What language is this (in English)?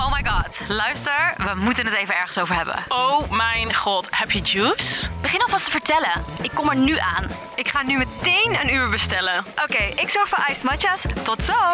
Dutch